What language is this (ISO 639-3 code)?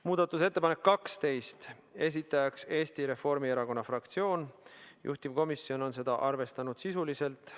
est